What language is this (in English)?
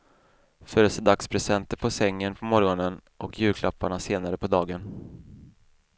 Swedish